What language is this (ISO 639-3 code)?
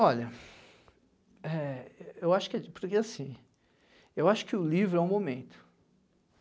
por